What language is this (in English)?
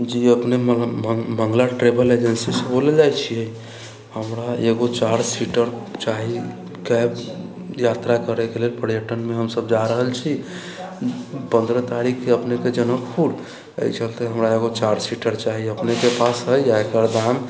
Maithili